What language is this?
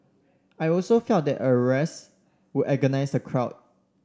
English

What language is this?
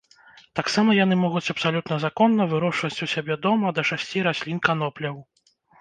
Belarusian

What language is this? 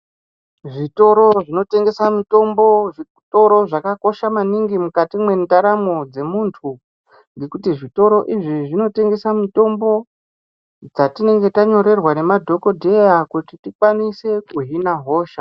Ndau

